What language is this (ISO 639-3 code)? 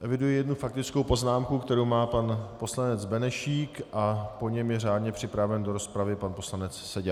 ces